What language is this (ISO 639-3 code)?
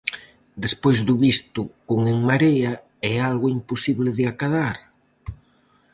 glg